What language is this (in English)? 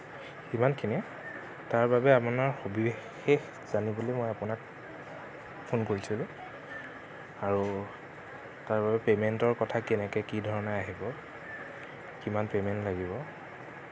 Assamese